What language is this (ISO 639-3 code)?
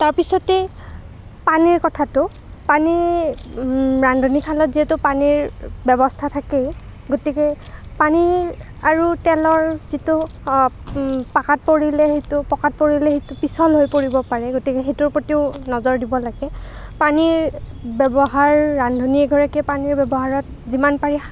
asm